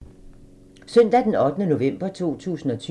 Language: Danish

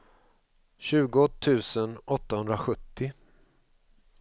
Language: Swedish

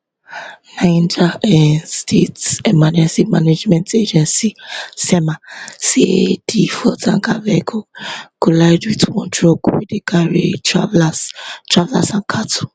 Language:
Nigerian Pidgin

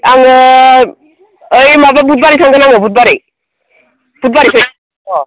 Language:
Bodo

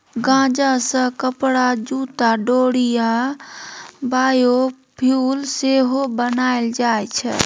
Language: Maithili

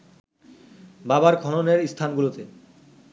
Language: Bangla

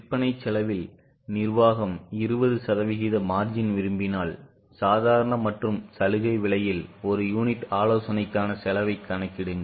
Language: Tamil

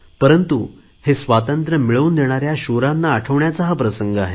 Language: Marathi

